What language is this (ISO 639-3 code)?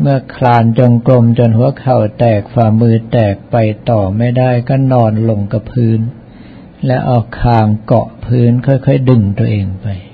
tha